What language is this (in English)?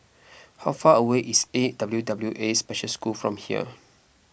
English